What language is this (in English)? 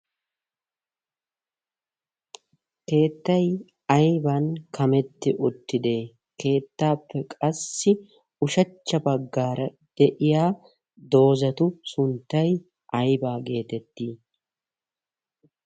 Wolaytta